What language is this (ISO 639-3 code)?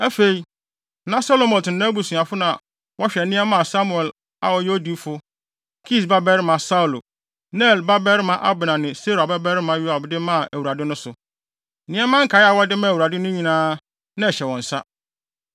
aka